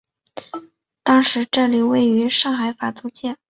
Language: Chinese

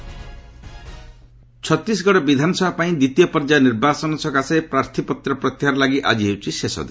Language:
Odia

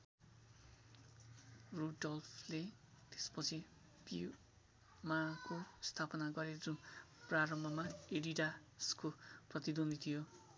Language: Nepali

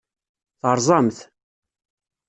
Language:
Kabyle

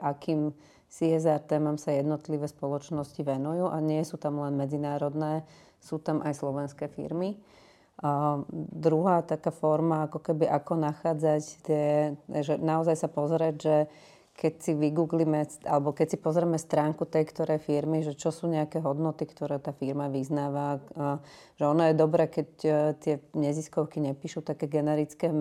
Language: Slovak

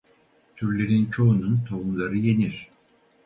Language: Turkish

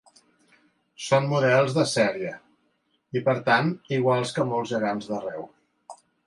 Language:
Catalan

